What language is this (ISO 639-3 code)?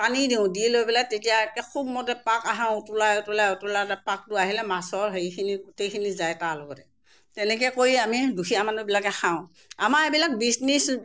asm